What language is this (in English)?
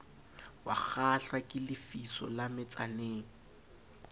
Southern Sotho